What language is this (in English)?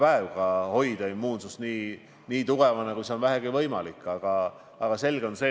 Estonian